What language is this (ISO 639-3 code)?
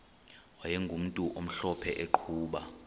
xho